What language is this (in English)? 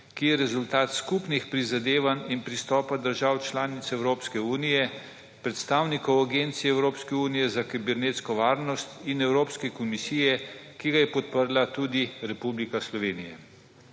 Slovenian